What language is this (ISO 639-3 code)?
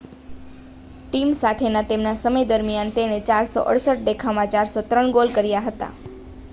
guj